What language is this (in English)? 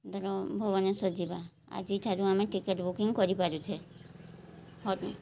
Odia